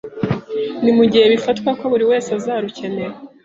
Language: Kinyarwanda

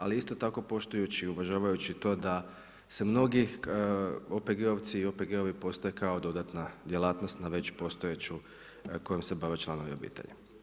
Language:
Croatian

